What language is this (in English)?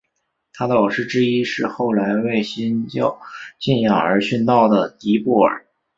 Chinese